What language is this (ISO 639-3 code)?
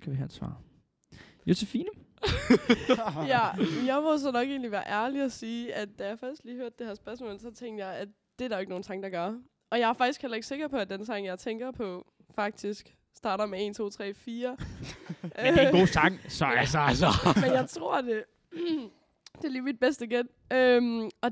dan